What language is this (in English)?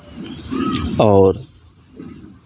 Maithili